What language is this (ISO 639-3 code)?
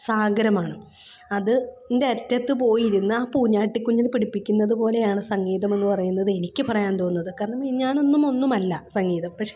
mal